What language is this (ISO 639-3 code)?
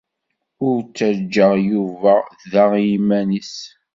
kab